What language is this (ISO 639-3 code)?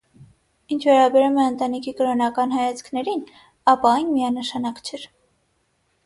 hye